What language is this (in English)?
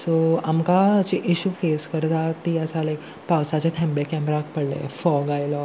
Konkani